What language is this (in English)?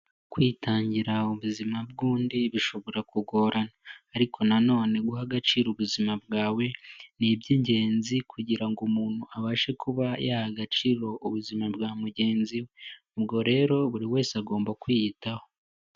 Kinyarwanda